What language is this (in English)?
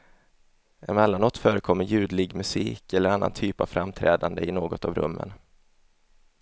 Swedish